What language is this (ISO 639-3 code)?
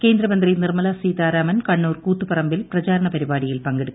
mal